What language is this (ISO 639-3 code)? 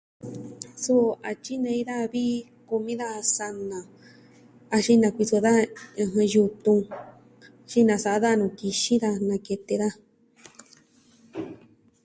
meh